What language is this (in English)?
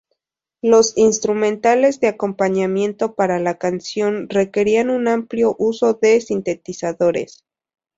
Spanish